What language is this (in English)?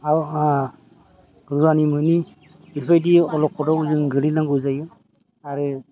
Bodo